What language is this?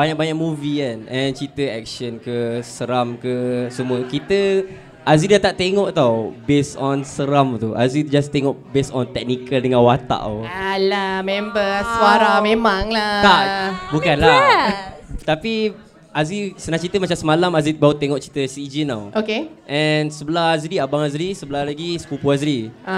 Malay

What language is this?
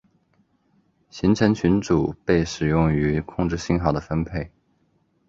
Chinese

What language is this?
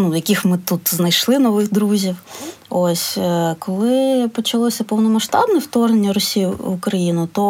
Ukrainian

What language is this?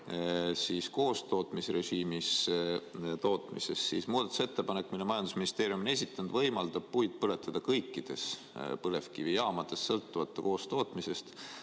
Estonian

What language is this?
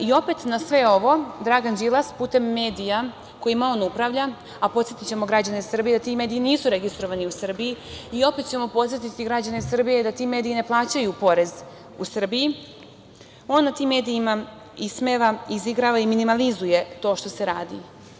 Serbian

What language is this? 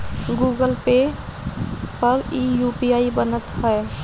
Bhojpuri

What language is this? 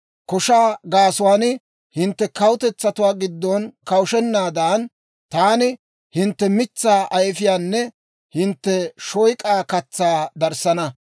Dawro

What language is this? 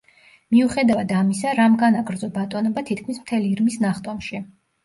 Georgian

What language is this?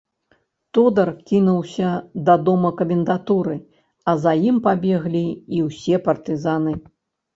Belarusian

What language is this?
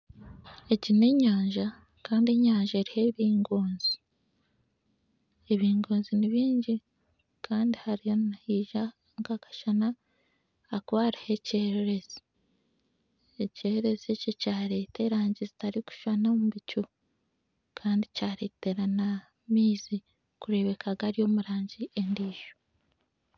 Nyankole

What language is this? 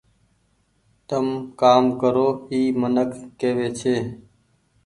Goaria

